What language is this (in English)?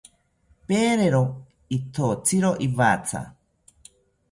South Ucayali Ashéninka